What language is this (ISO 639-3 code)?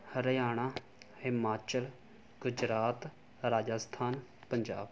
pan